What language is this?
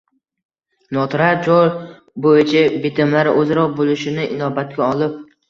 Uzbek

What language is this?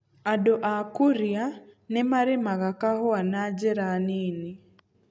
Kikuyu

